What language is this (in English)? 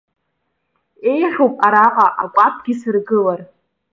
Abkhazian